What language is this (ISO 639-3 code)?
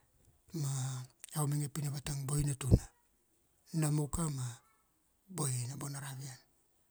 ksd